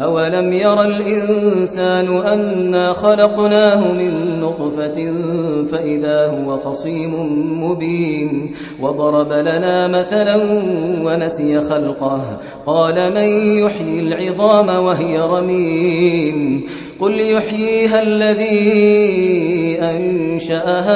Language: Arabic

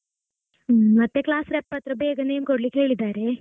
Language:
Kannada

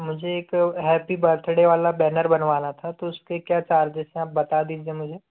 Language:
Hindi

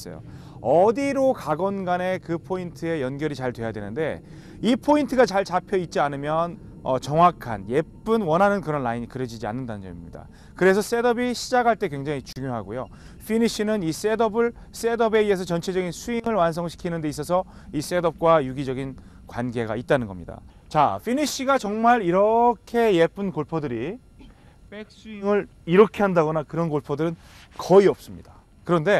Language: Korean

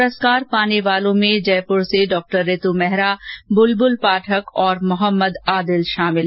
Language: Hindi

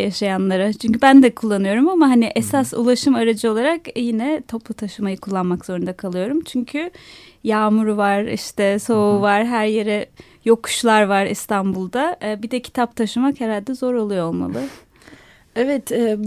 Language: Turkish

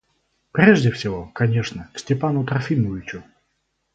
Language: Russian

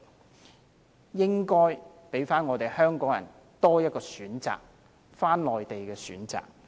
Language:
Cantonese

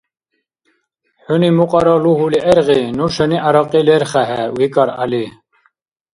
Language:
Dargwa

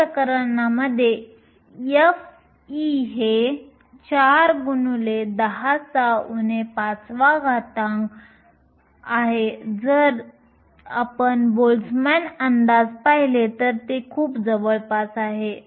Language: Marathi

